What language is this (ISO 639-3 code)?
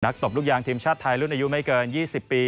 tha